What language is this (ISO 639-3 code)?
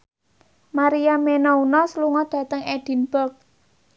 jav